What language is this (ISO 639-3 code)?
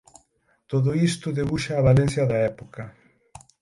glg